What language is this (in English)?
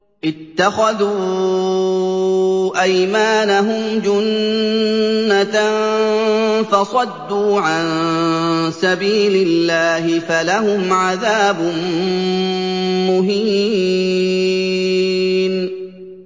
Arabic